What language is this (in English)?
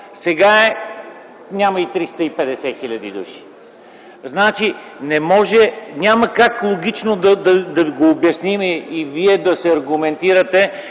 Bulgarian